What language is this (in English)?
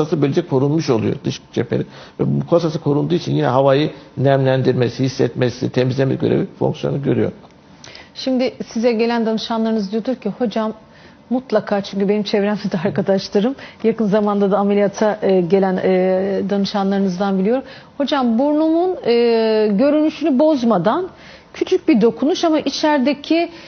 Turkish